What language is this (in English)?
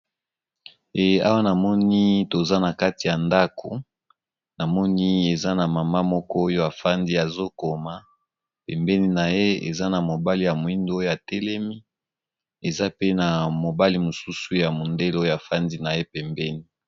Lingala